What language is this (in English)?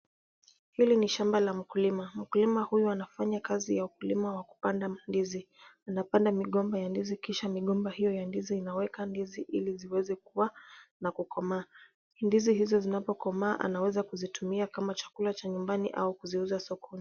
Swahili